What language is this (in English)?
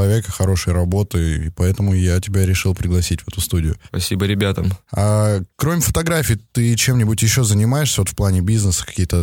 Russian